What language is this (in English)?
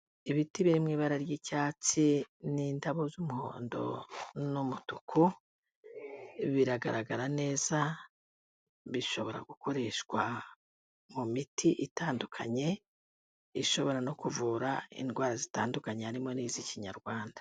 Kinyarwanda